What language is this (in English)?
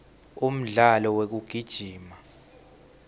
Swati